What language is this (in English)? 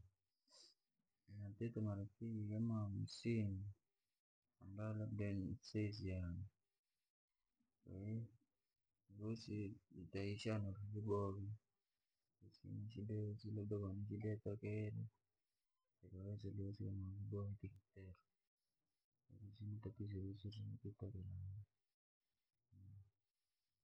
Langi